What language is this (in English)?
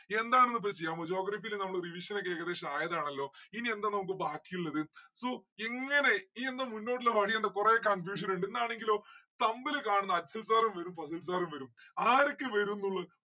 Malayalam